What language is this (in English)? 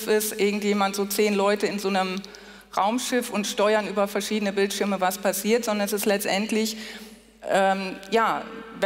German